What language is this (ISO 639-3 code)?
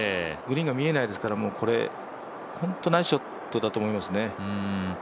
jpn